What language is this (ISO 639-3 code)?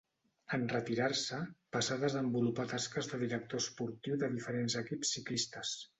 cat